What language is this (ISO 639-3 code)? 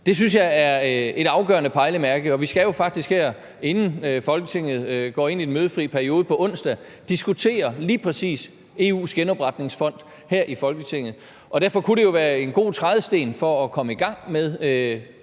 dan